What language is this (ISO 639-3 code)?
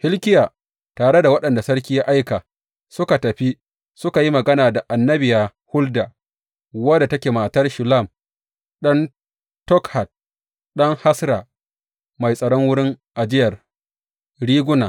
hau